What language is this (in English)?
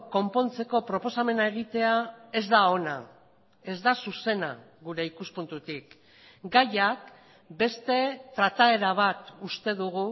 Basque